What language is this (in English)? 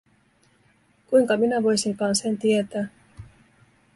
Finnish